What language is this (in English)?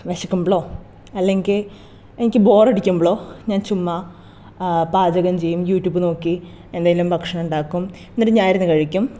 Malayalam